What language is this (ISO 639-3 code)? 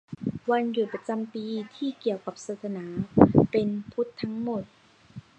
tha